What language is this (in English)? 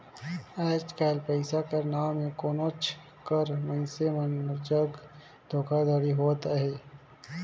Chhattisgarhi